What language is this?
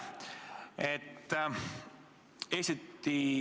Estonian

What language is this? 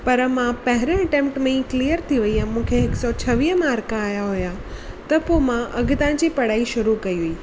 Sindhi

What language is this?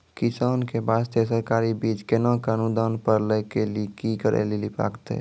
Maithili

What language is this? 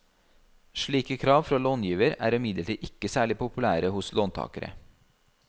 Norwegian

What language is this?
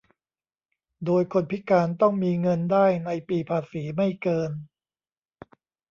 Thai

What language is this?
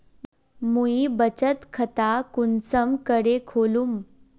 Magahi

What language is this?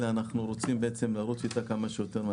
Hebrew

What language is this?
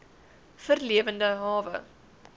Afrikaans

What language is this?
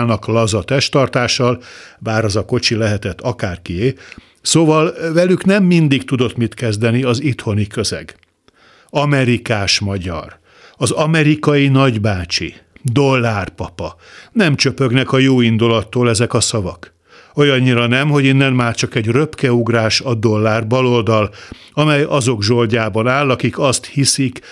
Hungarian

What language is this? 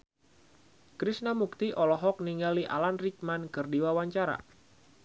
Sundanese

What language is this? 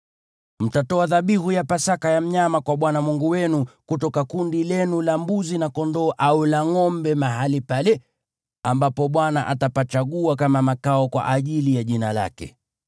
Swahili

